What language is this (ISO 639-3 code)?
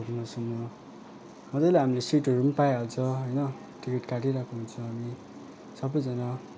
nep